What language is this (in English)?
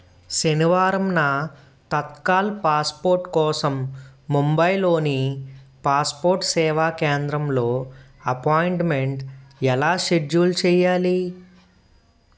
Telugu